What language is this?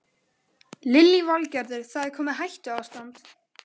Icelandic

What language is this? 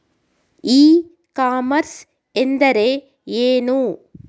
Kannada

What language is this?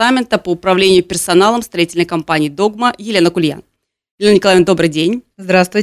Russian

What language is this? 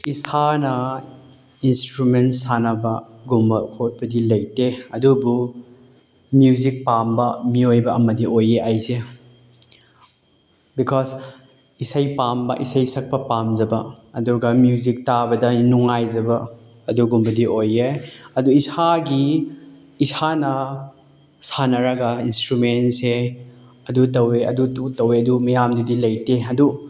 Manipuri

